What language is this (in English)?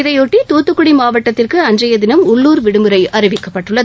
Tamil